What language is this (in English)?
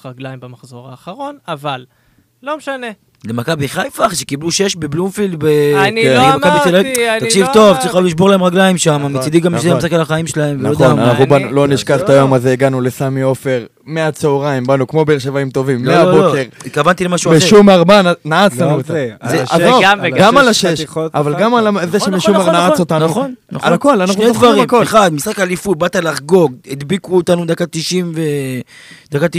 Hebrew